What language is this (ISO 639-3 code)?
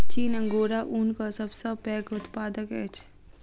mai